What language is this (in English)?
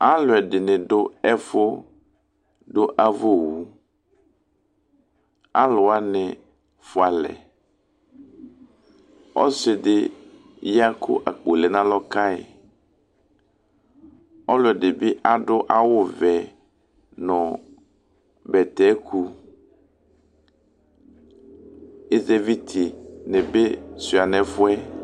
Ikposo